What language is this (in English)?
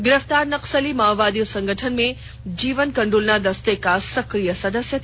Hindi